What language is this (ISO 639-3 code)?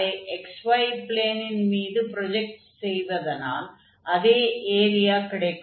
tam